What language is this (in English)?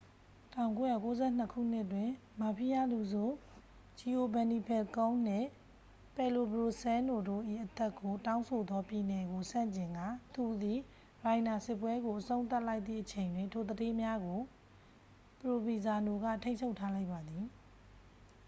Burmese